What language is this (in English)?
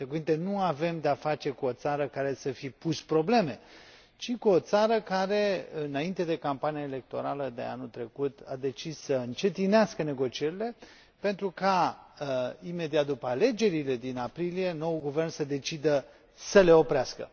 Romanian